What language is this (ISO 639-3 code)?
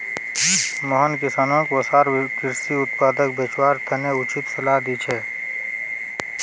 mag